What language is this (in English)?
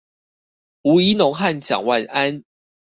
Chinese